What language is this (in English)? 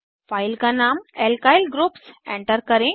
Hindi